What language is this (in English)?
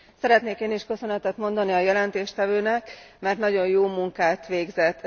Hungarian